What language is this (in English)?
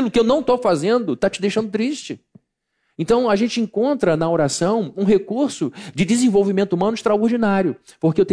Portuguese